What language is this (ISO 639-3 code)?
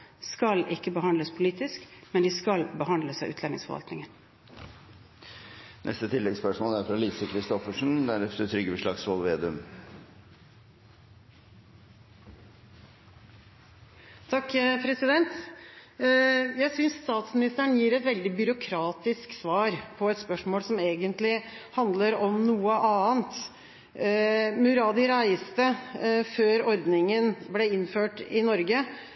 nor